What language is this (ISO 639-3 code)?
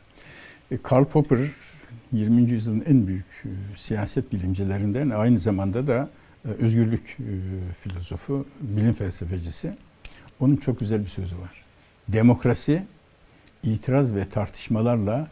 tur